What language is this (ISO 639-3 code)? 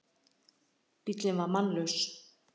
isl